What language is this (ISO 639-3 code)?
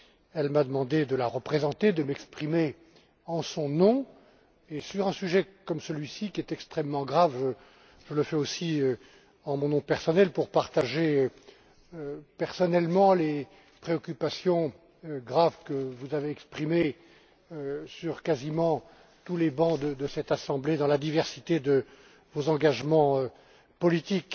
fra